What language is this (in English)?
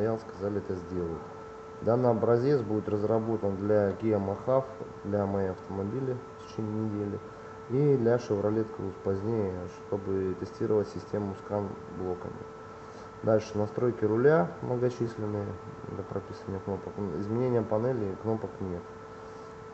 Russian